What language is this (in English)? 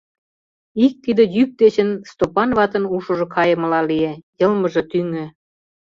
Mari